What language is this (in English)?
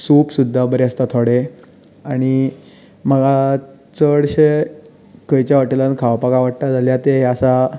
Konkani